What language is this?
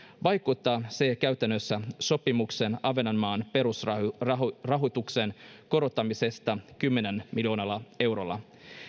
Finnish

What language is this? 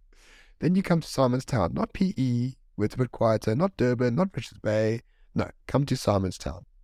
English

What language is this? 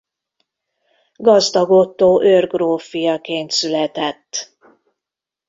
Hungarian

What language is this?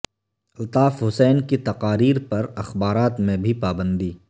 Urdu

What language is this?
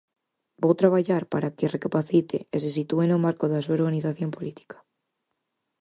Galician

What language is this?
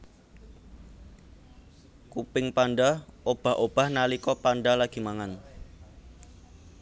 Javanese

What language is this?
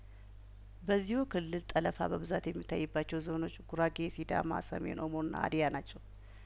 Amharic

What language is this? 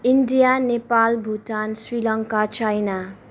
Nepali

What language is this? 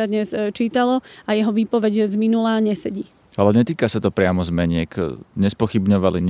Slovak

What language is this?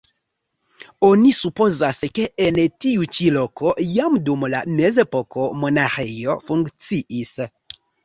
Esperanto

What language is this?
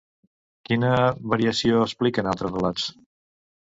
Catalan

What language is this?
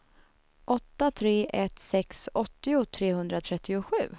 Swedish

